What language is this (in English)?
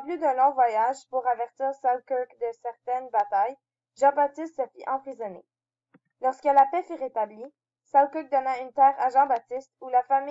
French